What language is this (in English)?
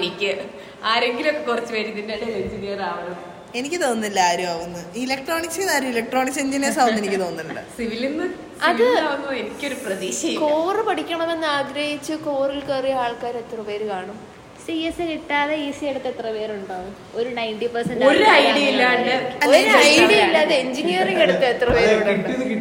Malayalam